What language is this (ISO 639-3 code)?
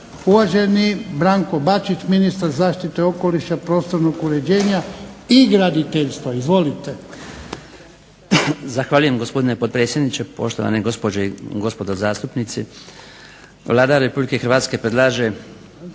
hrv